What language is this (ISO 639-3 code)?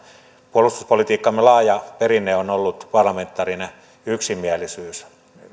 fin